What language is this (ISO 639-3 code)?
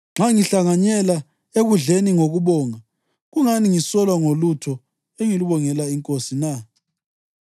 nde